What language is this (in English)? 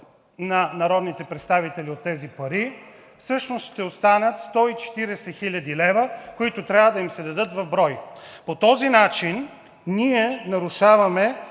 Bulgarian